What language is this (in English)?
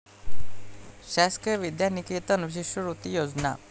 Marathi